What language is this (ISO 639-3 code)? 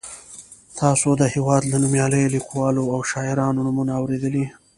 pus